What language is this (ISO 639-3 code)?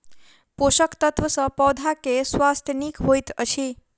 mai